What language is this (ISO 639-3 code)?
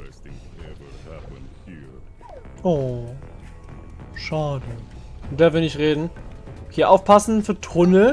deu